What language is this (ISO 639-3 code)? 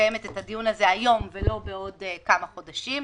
heb